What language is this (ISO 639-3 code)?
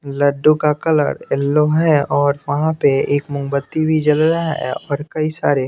hin